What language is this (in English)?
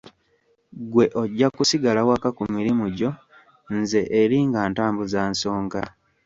Ganda